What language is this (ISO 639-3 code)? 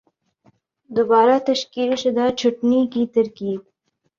urd